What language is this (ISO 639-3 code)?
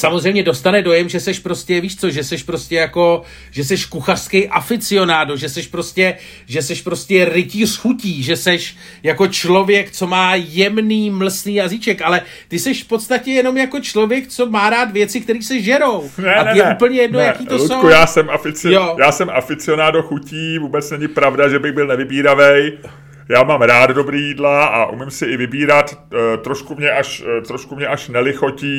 ces